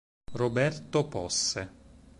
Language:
Italian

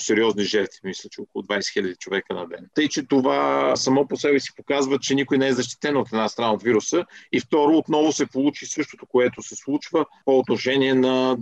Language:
Bulgarian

